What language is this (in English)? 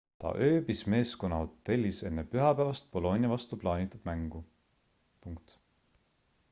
Estonian